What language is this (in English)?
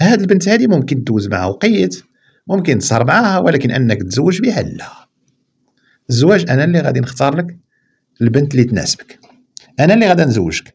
Arabic